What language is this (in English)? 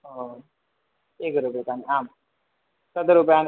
Sanskrit